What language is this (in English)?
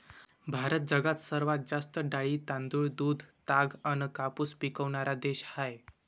Marathi